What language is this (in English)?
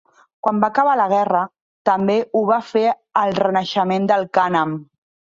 Catalan